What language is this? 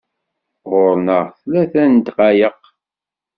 Kabyle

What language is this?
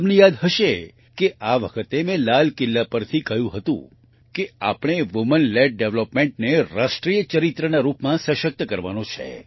Gujarati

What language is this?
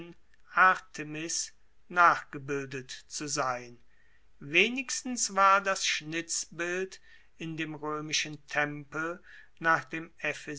German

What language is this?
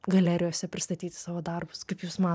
Lithuanian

